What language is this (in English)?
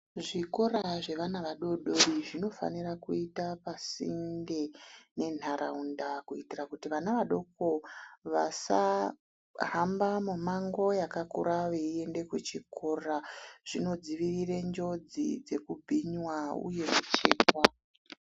Ndau